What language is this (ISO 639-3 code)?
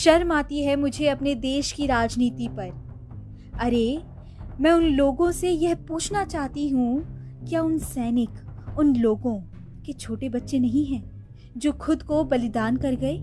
hin